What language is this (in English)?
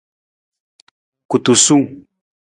Nawdm